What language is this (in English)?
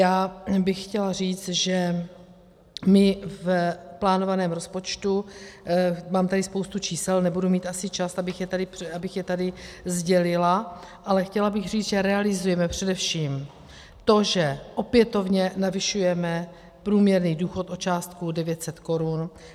Czech